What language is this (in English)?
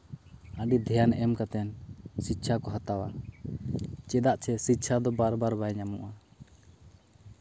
Santali